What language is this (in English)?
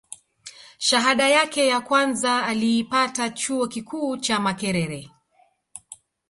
Swahili